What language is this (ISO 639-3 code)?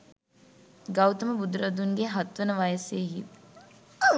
sin